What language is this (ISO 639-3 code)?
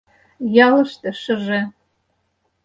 chm